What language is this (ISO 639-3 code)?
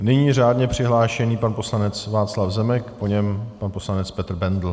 ces